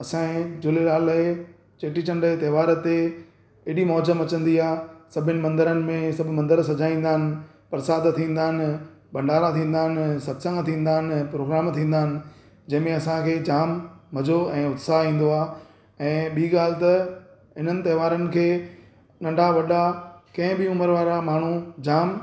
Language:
Sindhi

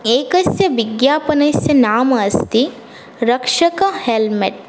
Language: Sanskrit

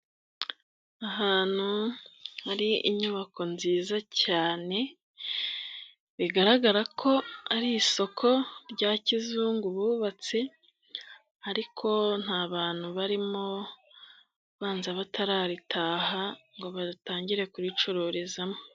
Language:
Kinyarwanda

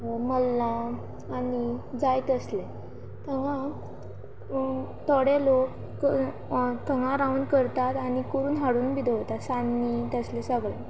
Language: Konkani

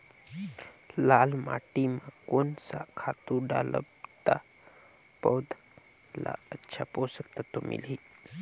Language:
Chhattisgarhi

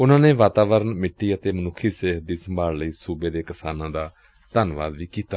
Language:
Punjabi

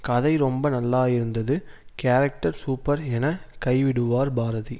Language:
Tamil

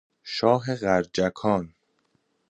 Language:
Persian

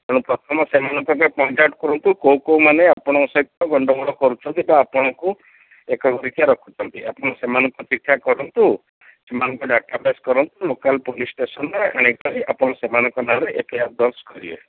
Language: Odia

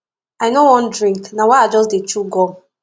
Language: Nigerian Pidgin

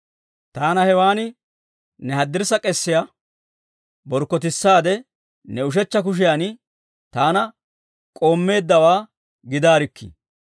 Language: Dawro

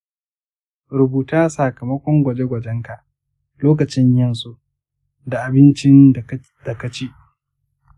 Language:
Hausa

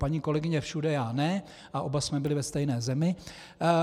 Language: Czech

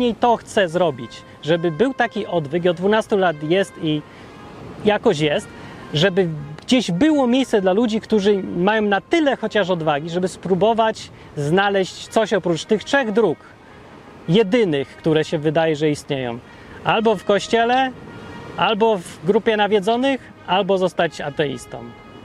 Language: Polish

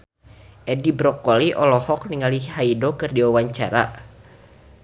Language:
Sundanese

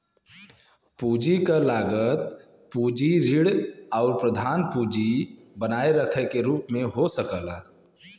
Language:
Bhojpuri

